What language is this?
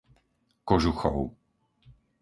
Slovak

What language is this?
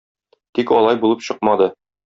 Tatar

